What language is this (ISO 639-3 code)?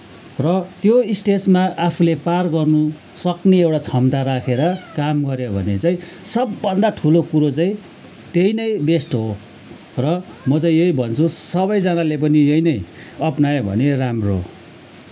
nep